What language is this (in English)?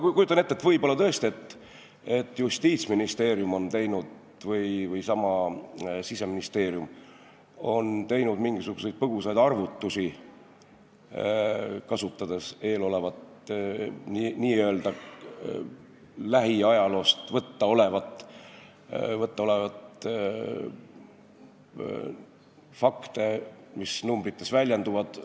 Estonian